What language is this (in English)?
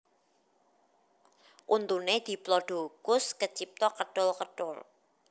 Javanese